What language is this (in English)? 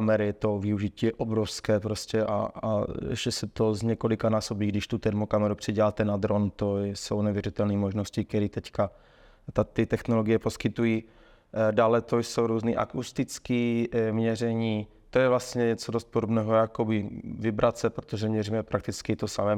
Czech